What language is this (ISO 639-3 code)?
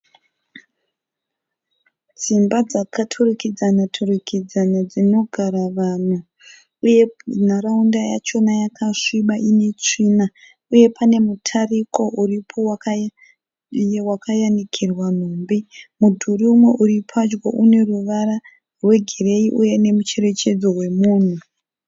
sna